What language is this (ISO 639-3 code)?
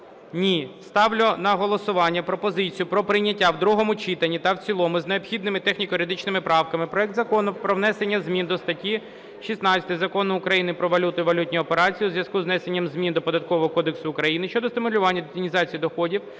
ukr